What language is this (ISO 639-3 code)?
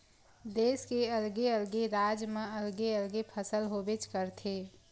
hne